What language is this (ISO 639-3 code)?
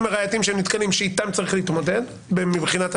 heb